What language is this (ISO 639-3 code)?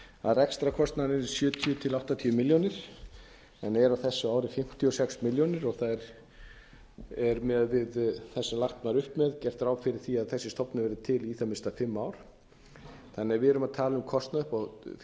isl